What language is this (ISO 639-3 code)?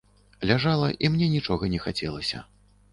bel